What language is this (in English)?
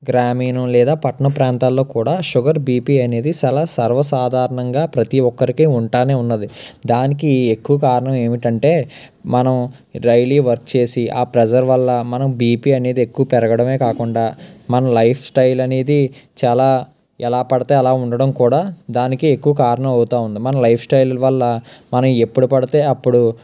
Telugu